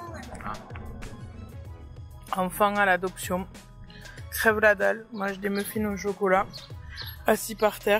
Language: French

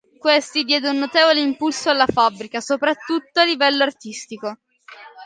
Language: Italian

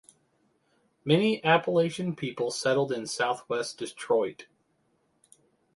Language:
English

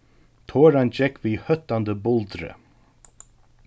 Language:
Faroese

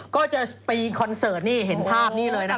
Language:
Thai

